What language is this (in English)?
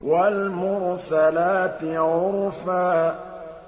Arabic